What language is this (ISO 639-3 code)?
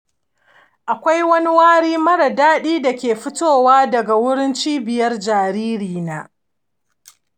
hau